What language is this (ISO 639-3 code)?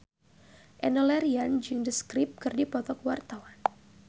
sun